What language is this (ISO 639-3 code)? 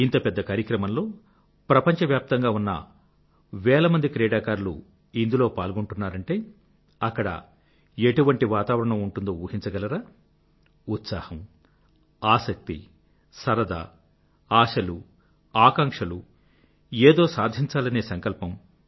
tel